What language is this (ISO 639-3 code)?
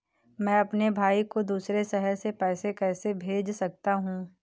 hin